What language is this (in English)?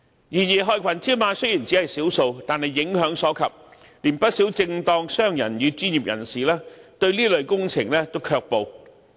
Cantonese